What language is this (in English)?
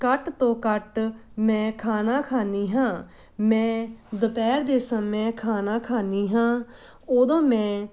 Punjabi